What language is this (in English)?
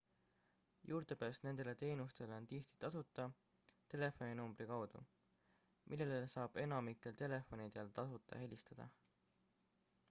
Estonian